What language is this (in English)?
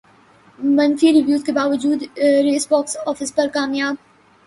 Urdu